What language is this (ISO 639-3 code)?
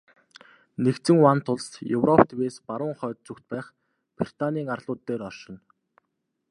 mon